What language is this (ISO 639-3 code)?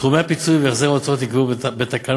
heb